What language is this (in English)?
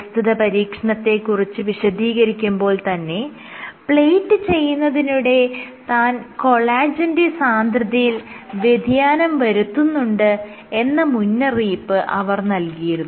Malayalam